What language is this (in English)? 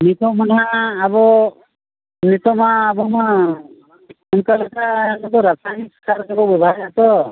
Santali